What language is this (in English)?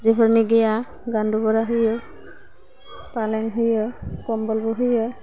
Bodo